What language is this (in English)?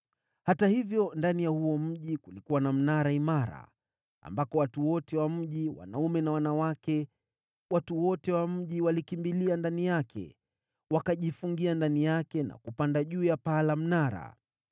Swahili